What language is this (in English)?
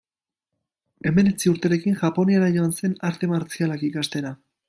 Basque